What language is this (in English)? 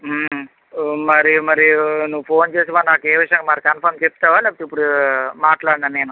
Telugu